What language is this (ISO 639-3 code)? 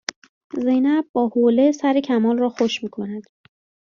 fas